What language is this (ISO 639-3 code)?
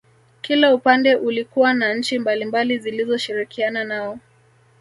swa